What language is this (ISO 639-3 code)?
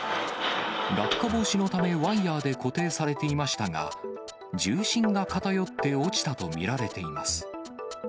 jpn